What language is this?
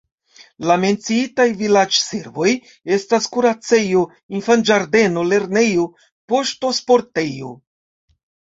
Esperanto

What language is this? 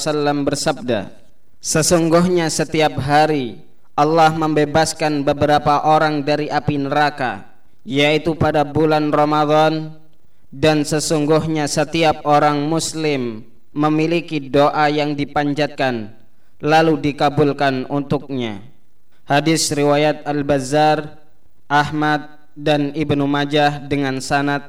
Malay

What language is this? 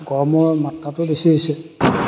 Assamese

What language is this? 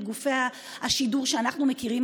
Hebrew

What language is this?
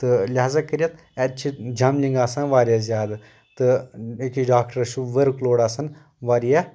Kashmiri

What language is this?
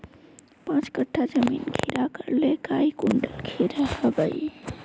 Magahi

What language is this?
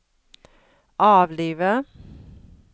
Norwegian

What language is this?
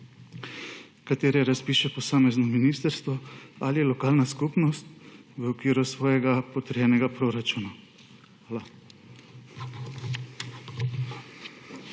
Slovenian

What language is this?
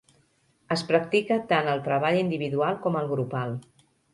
Catalan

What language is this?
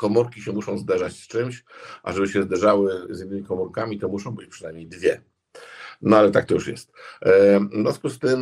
Polish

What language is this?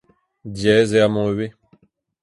Breton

